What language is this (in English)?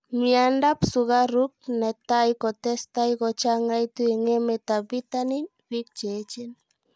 Kalenjin